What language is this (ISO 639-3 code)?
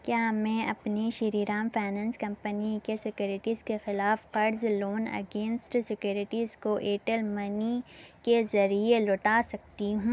urd